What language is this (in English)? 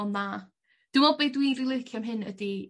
Welsh